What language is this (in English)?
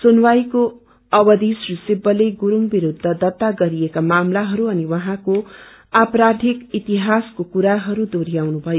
Nepali